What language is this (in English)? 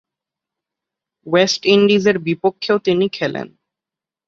Bangla